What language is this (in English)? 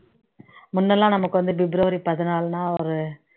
Tamil